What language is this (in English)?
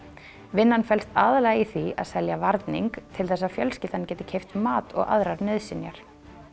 Icelandic